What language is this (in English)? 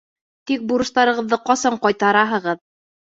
Bashkir